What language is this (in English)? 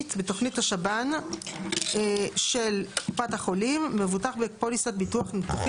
Hebrew